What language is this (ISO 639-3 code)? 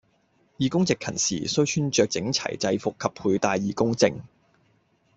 yue